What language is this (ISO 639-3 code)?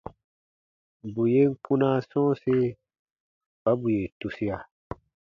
bba